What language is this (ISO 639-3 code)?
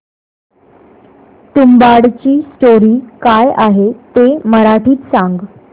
mar